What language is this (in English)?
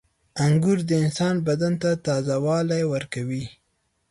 Pashto